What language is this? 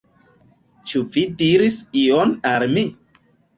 Esperanto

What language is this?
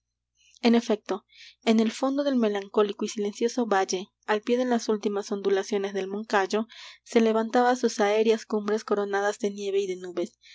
Spanish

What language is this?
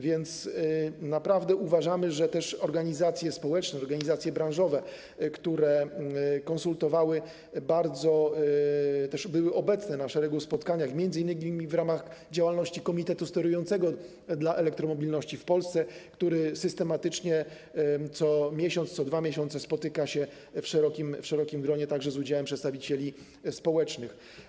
Polish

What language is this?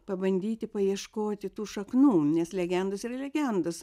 Lithuanian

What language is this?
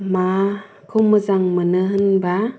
Bodo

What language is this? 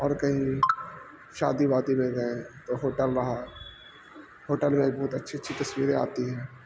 Urdu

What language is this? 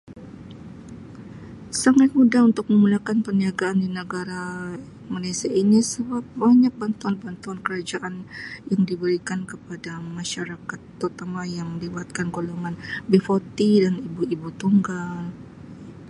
Sabah Malay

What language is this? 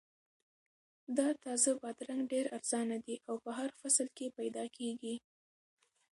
Pashto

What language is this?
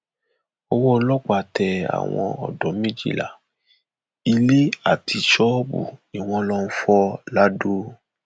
Yoruba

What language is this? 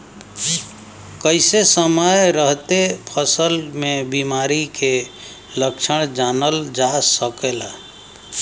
Bhojpuri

